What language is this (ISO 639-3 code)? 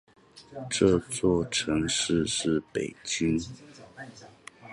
zho